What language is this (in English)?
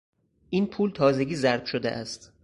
Persian